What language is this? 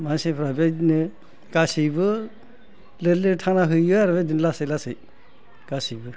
Bodo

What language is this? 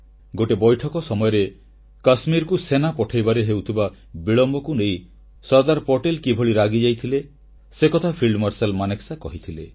Odia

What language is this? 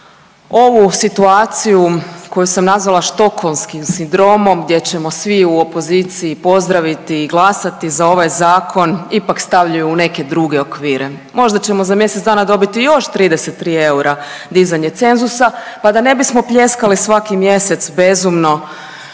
Croatian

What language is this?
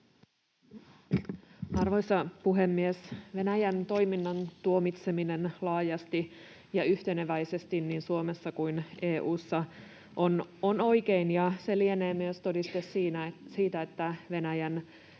Finnish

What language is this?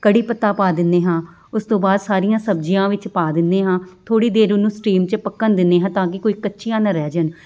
Punjabi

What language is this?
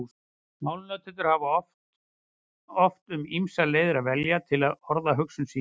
Icelandic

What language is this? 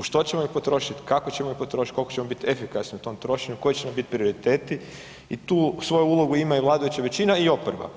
Croatian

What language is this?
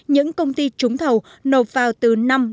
Vietnamese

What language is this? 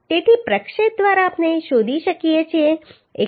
Gujarati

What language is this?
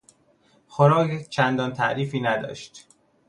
Persian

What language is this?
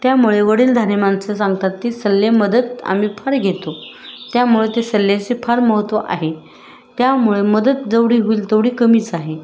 Marathi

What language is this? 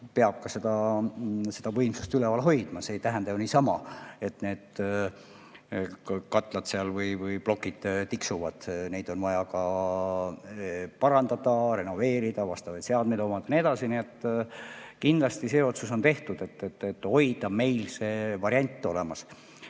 Estonian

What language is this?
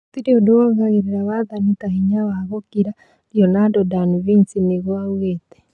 Kikuyu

